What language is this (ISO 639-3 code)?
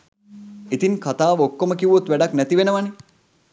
sin